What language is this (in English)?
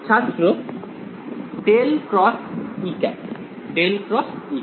Bangla